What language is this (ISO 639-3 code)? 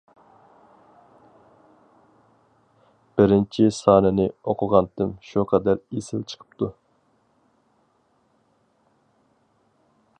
uig